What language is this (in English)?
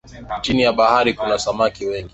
Swahili